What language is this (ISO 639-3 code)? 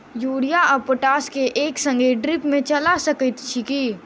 mai